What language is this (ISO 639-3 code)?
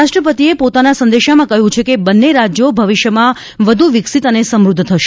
guj